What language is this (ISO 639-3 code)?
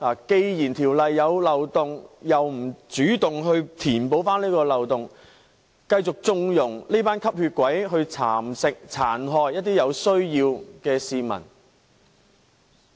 yue